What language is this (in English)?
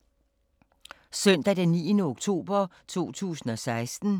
Danish